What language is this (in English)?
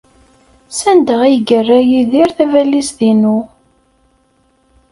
Kabyle